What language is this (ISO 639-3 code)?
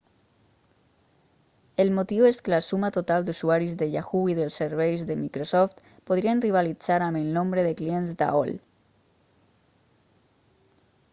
cat